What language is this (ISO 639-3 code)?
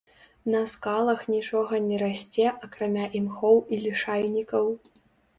bel